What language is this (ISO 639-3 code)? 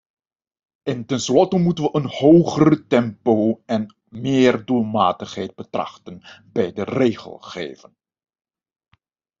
nld